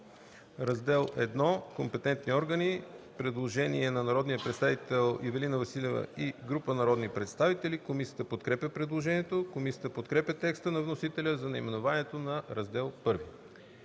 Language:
Bulgarian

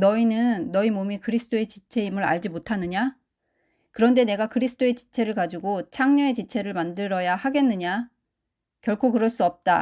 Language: Korean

